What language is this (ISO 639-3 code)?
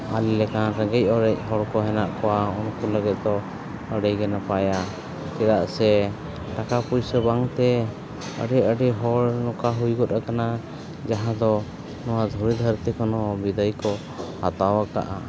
sat